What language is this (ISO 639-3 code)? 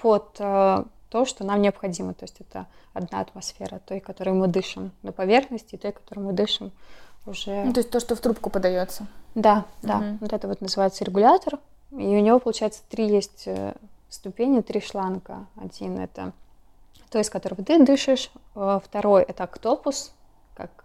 rus